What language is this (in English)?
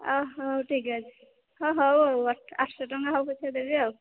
Odia